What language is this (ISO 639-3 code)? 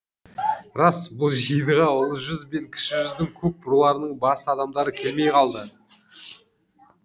kaz